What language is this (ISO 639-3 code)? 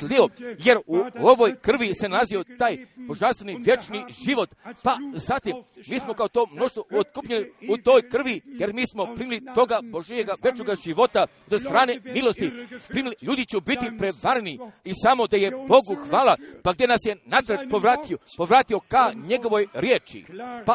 hrv